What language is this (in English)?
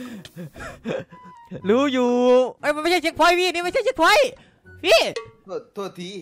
Thai